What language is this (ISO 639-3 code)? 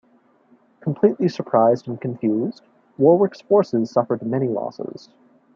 eng